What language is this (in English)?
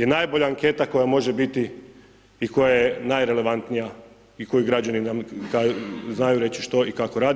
Croatian